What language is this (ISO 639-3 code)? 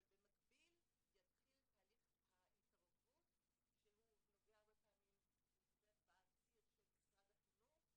heb